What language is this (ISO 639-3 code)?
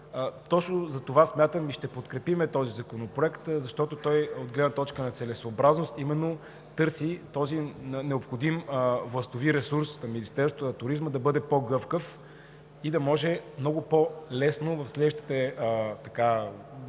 bul